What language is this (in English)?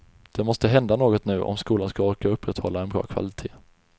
Swedish